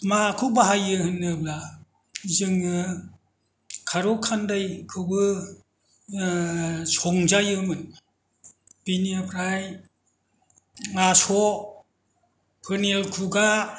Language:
Bodo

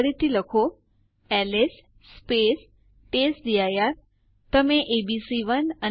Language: Gujarati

